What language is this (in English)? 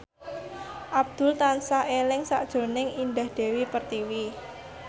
Javanese